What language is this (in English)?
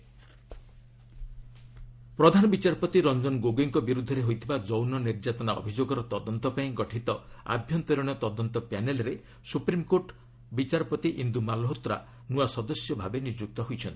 Odia